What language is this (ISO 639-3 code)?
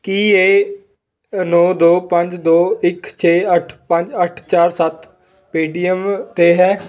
pan